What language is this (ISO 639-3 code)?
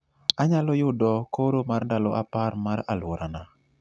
luo